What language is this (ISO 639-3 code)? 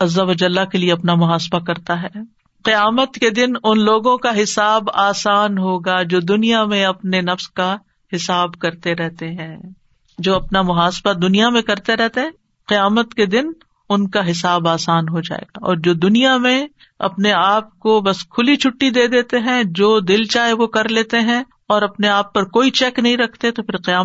urd